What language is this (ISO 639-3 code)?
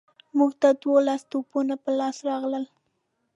pus